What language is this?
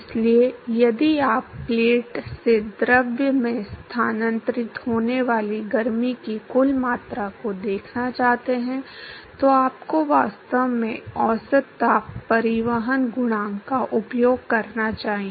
Hindi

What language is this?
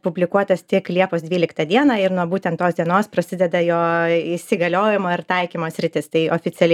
Lithuanian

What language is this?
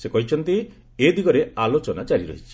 Odia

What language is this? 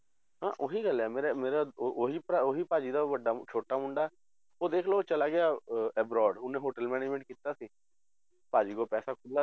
Punjabi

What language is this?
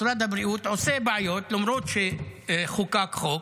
Hebrew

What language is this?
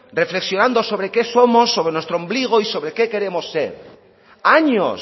Spanish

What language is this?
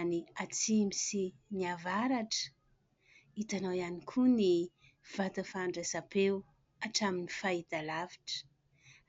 Malagasy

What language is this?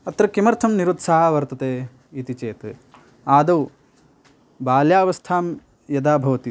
Sanskrit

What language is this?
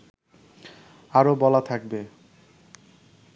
Bangla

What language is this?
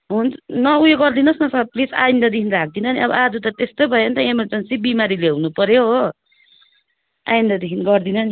Nepali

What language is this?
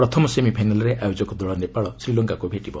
Odia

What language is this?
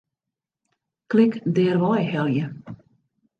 Western Frisian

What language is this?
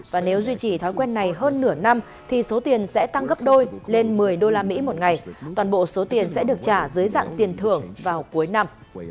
Vietnamese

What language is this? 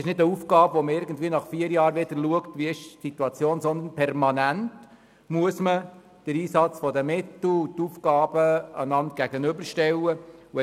Swiss German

